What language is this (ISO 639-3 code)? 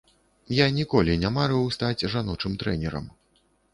bel